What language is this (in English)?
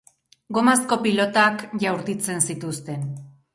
Basque